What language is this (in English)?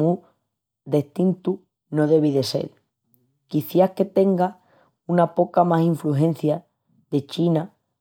Extremaduran